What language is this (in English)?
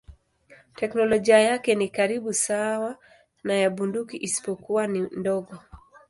Swahili